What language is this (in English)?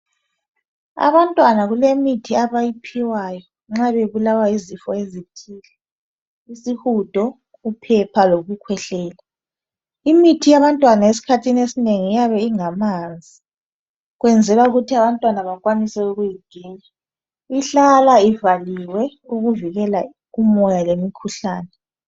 North Ndebele